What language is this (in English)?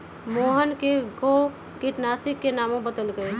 Magahi